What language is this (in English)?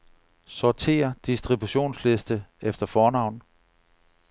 Danish